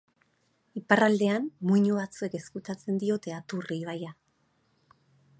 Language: Basque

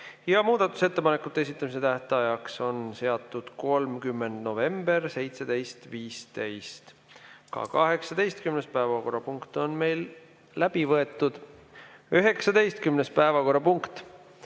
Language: Estonian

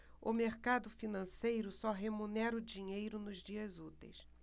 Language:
Portuguese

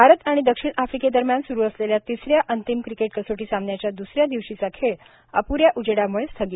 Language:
Marathi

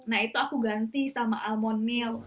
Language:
Indonesian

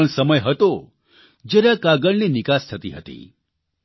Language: Gujarati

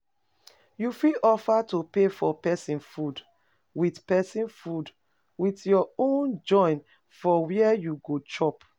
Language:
Nigerian Pidgin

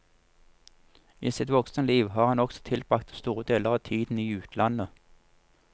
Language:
Norwegian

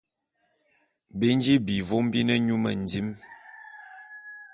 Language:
Bulu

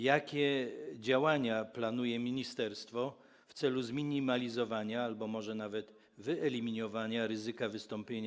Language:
Polish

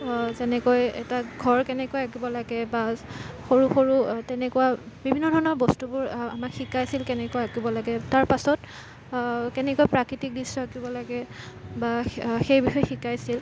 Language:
Assamese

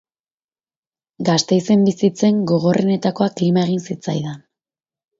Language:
Basque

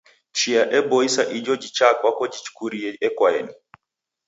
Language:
Taita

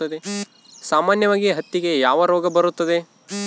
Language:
Kannada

